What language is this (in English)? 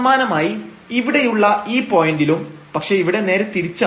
Malayalam